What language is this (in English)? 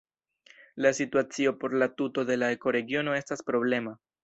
Esperanto